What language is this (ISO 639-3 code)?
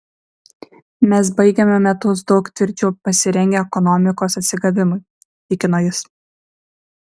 lit